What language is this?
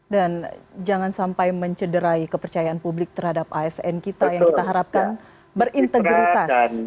Indonesian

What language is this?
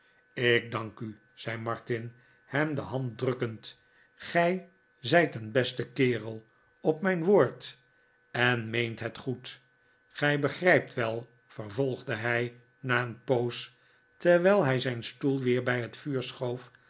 Dutch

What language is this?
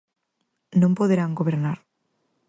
Galician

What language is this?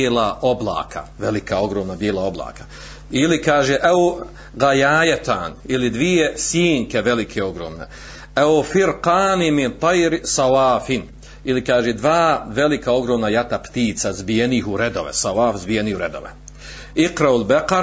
Croatian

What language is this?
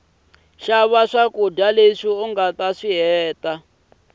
Tsonga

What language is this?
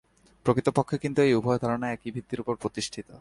Bangla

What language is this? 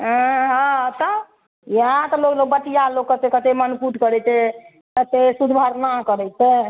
Maithili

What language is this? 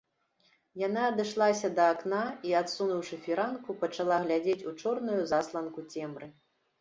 Belarusian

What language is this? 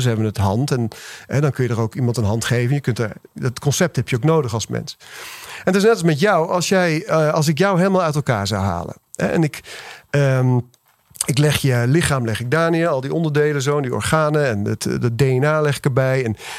Dutch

